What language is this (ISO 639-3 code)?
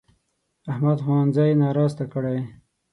pus